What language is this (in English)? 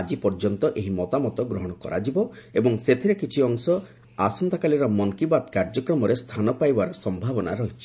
Odia